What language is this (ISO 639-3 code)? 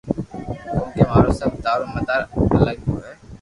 lrk